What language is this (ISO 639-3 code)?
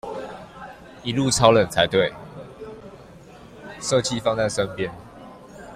zho